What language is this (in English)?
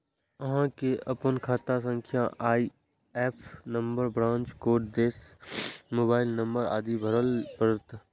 Maithili